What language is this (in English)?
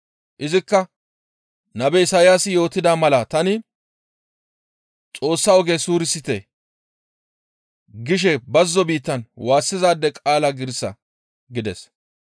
Gamo